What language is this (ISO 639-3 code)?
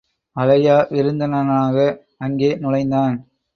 tam